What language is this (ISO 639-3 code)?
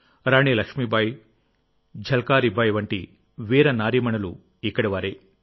tel